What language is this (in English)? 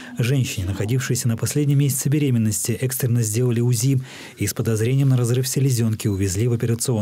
Russian